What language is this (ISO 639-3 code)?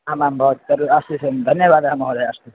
san